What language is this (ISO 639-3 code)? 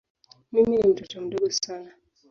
swa